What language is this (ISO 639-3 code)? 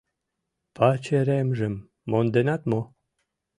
chm